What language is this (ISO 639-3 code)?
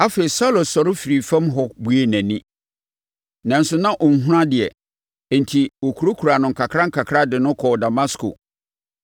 aka